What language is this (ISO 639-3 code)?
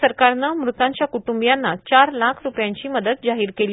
mar